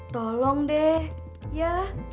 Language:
Indonesian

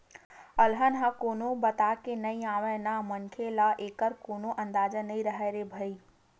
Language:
Chhattisgarhi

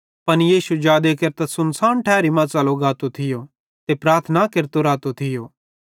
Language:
Bhadrawahi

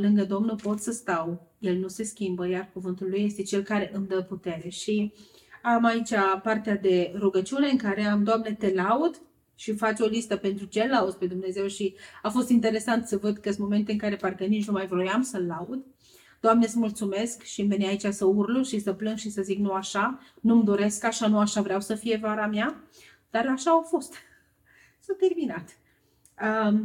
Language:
Romanian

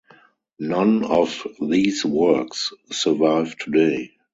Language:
English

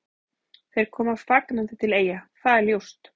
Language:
Icelandic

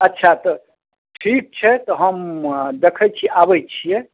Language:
Maithili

